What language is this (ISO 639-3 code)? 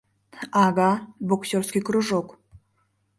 chm